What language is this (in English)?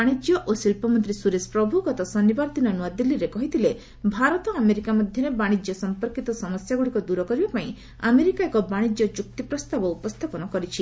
Odia